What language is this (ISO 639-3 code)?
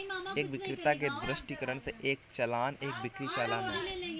hin